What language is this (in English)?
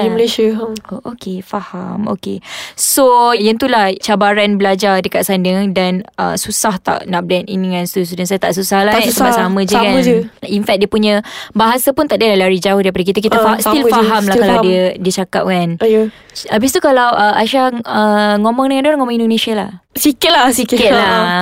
Malay